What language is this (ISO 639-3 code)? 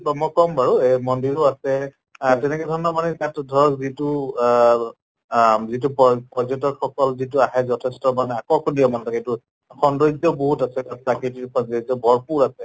asm